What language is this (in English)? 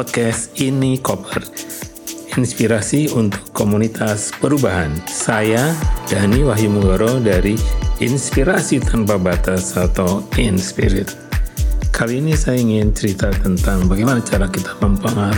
Indonesian